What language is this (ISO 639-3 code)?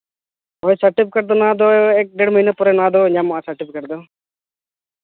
sat